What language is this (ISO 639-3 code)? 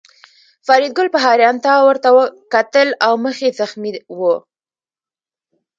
pus